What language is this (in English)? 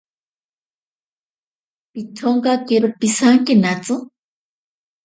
Ashéninka Perené